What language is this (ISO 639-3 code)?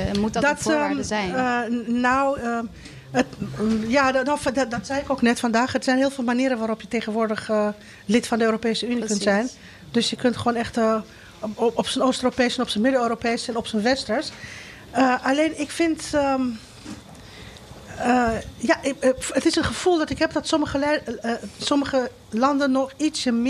nld